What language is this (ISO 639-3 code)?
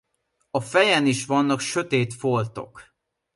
hun